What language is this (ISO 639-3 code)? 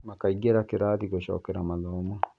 kik